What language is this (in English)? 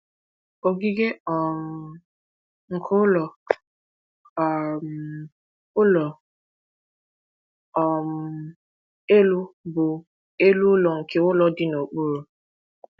Igbo